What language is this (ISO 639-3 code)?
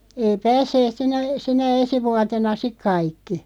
fin